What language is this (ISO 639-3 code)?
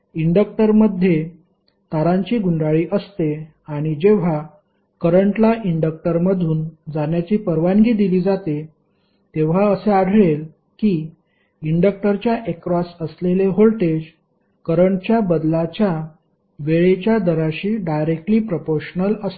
mar